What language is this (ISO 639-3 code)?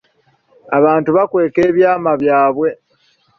lug